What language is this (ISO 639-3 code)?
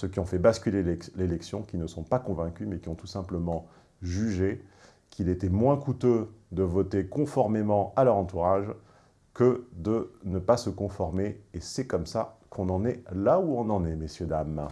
fra